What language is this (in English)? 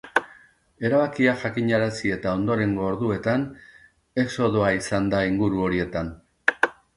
Basque